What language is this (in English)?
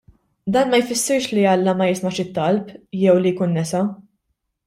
Maltese